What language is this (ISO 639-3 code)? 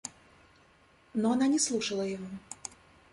rus